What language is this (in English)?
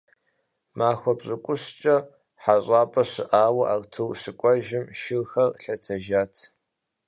Kabardian